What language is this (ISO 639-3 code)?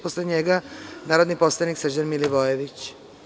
srp